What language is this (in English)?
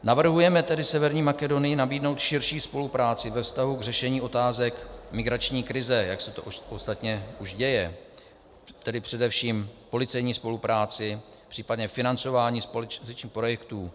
Czech